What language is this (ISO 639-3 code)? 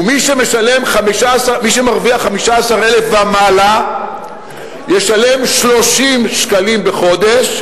heb